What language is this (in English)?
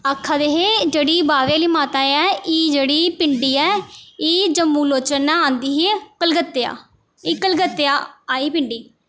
Dogri